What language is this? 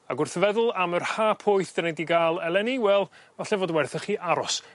Welsh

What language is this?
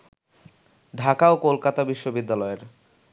Bangla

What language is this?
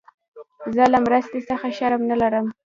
Pashto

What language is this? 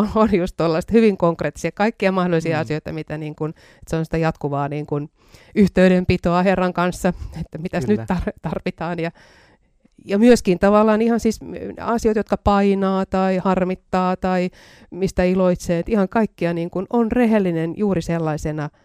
Finnish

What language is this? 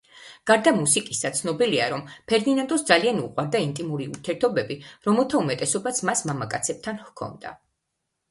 Georgian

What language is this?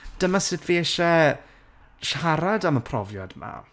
Welsh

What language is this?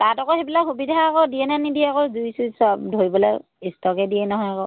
Assamese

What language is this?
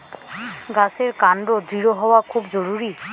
Bangla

